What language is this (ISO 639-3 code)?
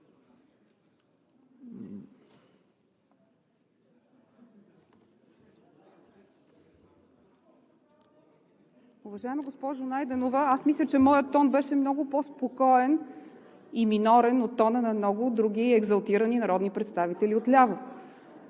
bul